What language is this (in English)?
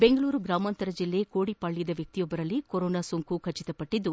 Kannada